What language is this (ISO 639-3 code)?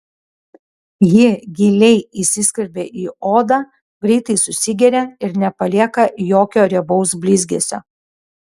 lit